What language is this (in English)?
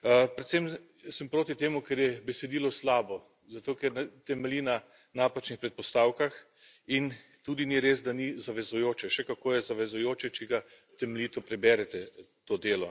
Slovenian